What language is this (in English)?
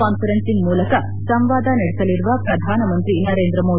Kannada